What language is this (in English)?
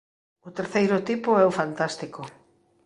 Galician